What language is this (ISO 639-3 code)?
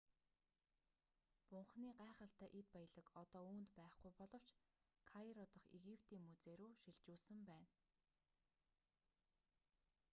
mon